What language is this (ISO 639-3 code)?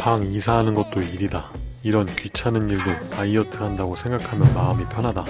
kor